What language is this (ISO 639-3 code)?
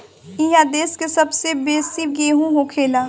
bho